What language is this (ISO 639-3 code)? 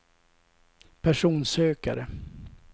swe